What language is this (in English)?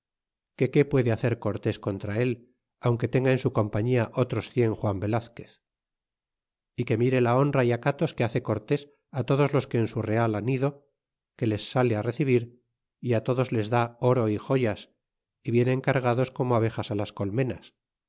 Spanish